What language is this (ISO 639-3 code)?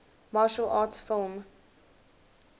eng